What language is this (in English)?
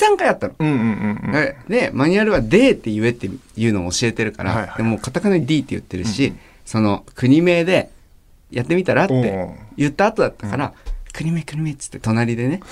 Japanese